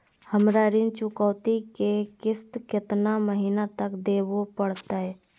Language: Magahi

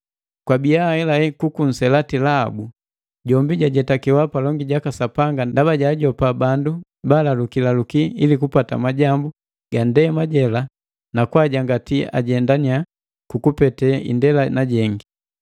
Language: Matengo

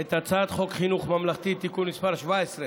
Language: Hebrew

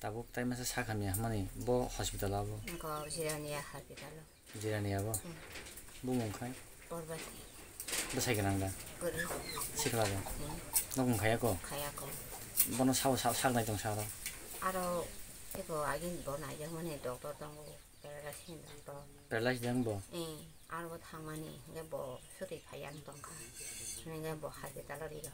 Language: Romanian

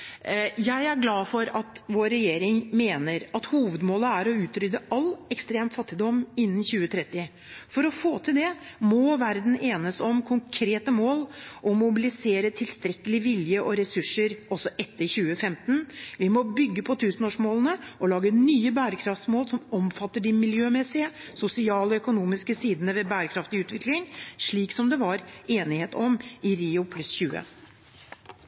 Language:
Norwegian Bokmål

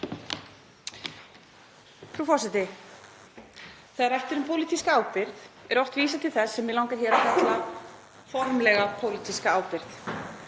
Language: Icelandic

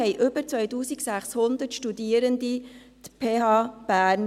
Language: Swiss German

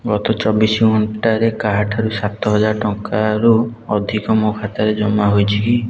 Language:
Odia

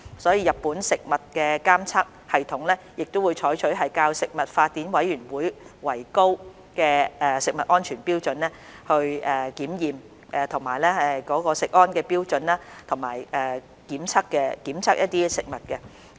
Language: Cantonese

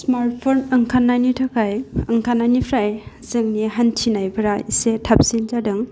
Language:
Bodo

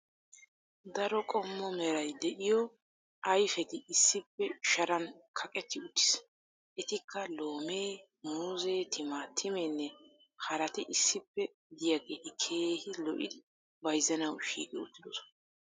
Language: Wolaytta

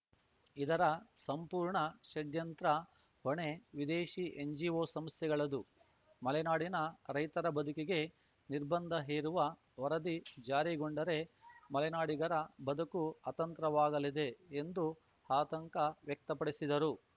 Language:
Kannada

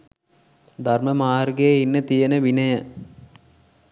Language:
Sinhala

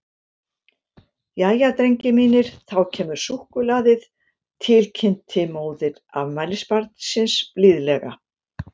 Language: Icelandic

